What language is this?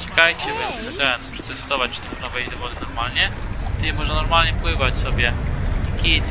Polish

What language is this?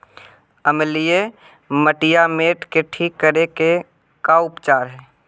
Magahi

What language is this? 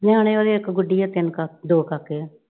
Punjabi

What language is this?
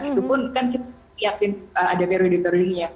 Indonesian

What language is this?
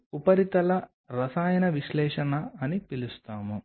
Telugu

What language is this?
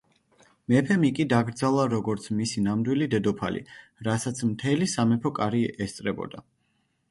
Georgian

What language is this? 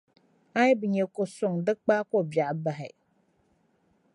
Dagbani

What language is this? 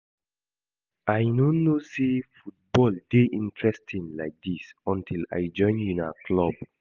Nigerian Pidgin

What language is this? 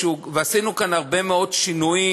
Hebrew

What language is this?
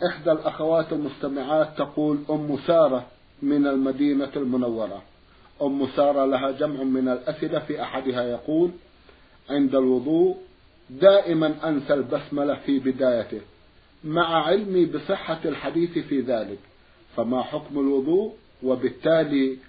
Arabic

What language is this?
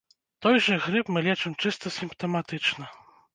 Belarusian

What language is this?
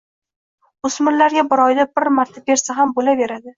Uzbek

